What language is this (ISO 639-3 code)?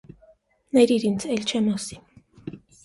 hye